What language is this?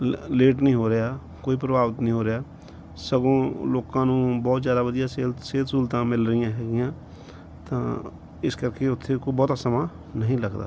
Punjabi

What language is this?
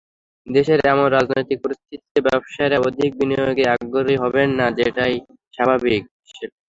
Bangla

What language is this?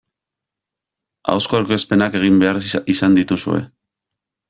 Basque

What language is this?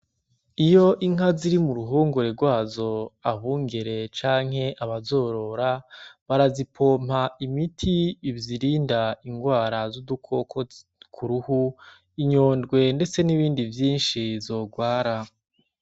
Rundi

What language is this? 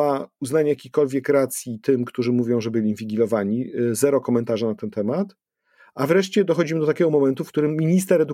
Polish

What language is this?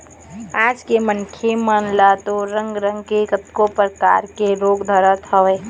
Chhattisgarhi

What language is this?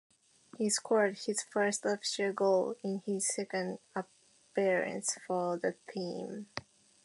English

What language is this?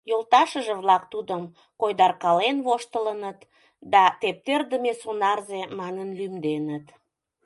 Mari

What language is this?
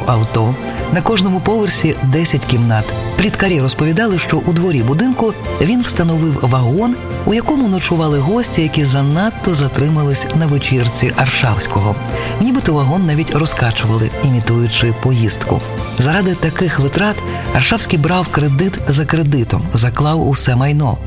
Ukrainian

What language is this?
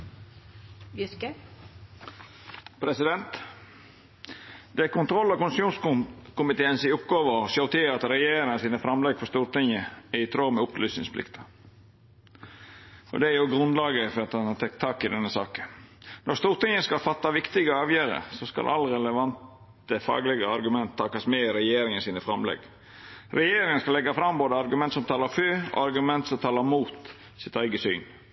Norwegian Nynorsk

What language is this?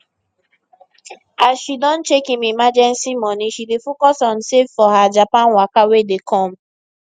Nigerian Pidgin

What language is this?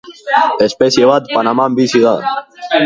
Basque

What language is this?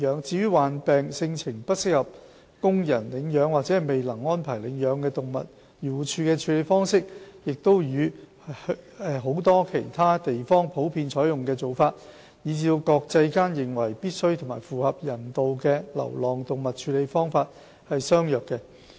Cantonese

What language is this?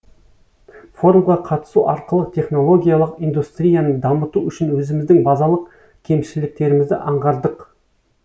Kazakh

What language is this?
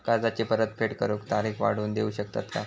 Marathi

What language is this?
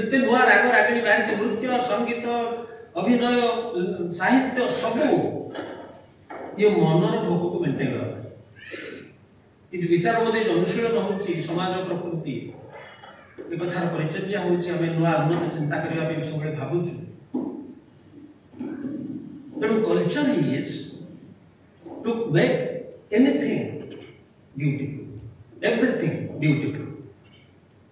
Bangla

